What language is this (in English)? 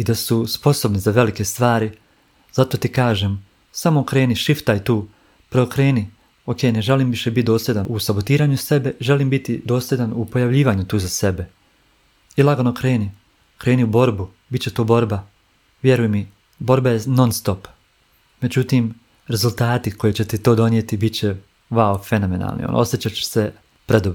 Croatian